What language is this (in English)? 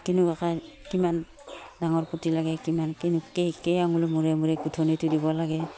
Assamese